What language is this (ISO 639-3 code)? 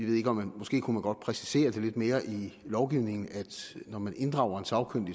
dan